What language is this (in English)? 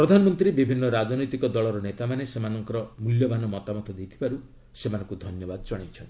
Odia